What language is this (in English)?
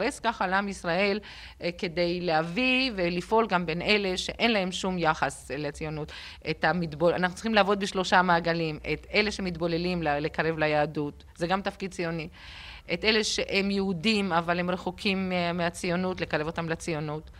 Hebrew